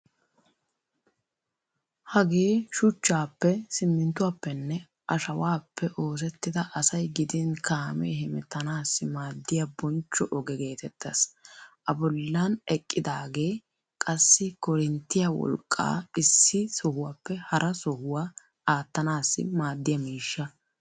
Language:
Wolaytta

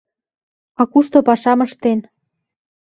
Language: Mari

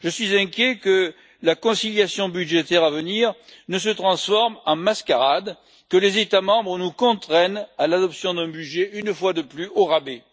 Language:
French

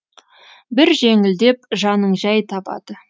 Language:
Kazakh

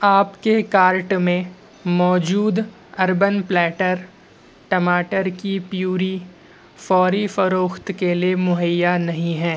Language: Urdu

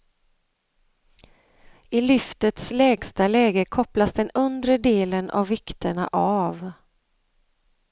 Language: Swedish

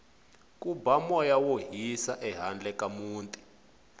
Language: Tsonga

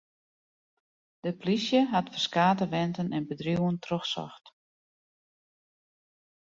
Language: Western Frisian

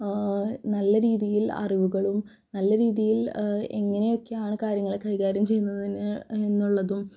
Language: Malayalam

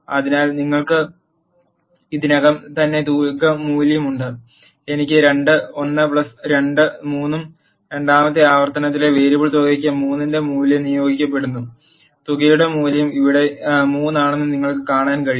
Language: Malayalam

